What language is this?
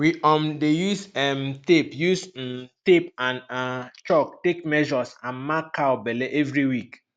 Nigerian Pidgin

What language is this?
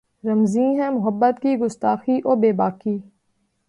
Urdu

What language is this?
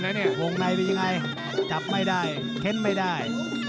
Thai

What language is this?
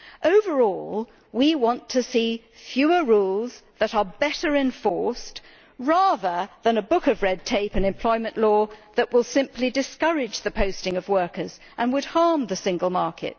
English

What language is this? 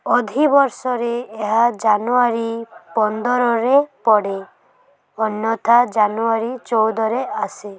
Odia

